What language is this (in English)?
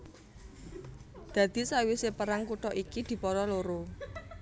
Javanese